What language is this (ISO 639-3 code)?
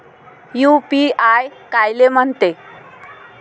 mar